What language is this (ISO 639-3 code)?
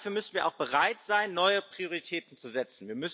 deu